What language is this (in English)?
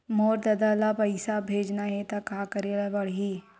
Chhattisgarhi